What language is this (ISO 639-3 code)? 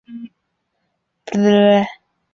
zho